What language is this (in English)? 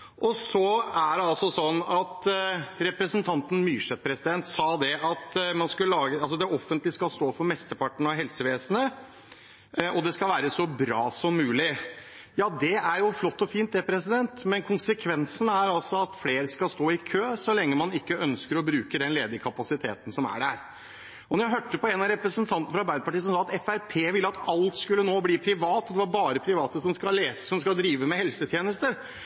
Norwegian Bokmål